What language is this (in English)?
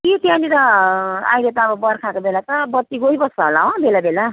Nepali